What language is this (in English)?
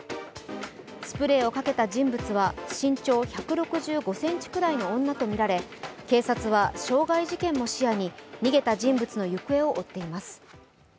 Japanese